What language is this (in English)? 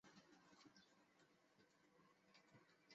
Chinese